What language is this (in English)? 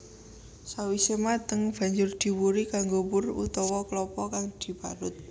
Javanese